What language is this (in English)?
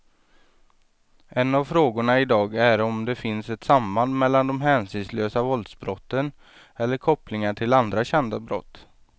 Swedish